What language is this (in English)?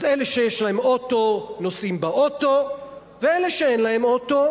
Hebrew